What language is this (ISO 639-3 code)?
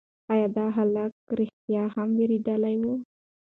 pus